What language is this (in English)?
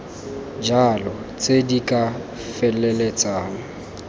Tswana